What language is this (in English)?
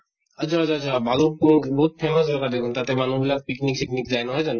Assamese